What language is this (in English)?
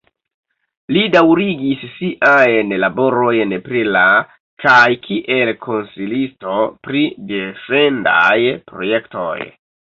Esperanto